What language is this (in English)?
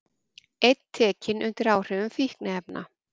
Icelandic